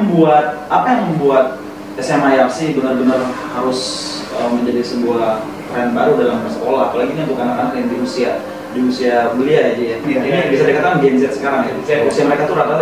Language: Indonesian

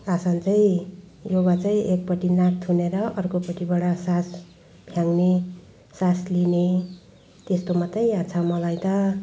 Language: Nepali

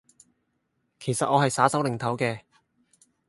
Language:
Cantonese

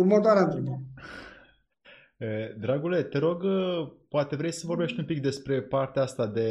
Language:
Romanian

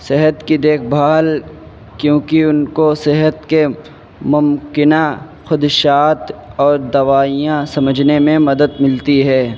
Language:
Urdu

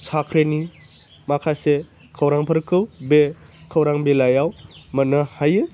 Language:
Bodo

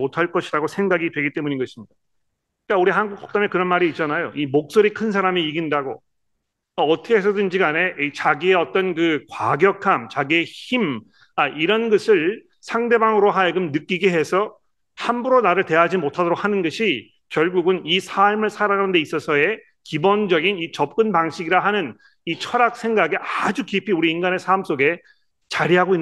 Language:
Korean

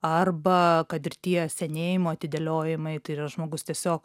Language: Lithuanian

